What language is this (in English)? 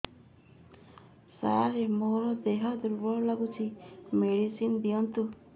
Odia